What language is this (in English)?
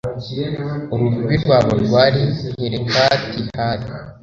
Kinyarwanda